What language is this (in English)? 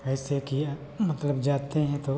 Hindi